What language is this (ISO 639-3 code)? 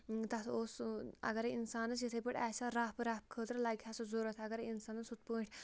kas